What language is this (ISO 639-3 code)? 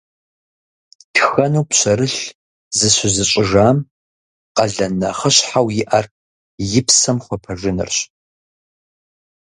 kbd